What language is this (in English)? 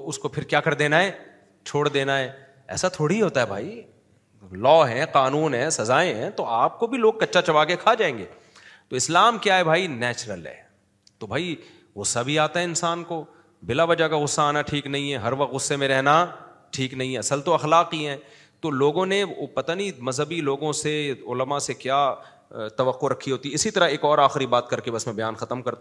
Urdu